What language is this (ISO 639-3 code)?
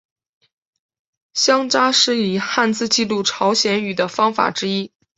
zho